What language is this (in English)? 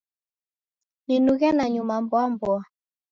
Taita